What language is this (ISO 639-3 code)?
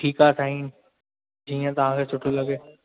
snd